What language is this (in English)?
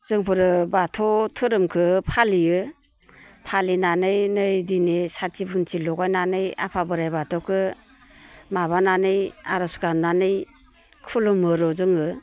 Bodo